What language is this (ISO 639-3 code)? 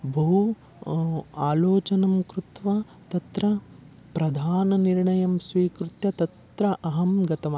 san